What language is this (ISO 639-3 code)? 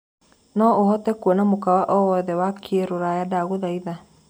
kik